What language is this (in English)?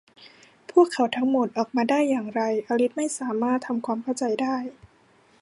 Thai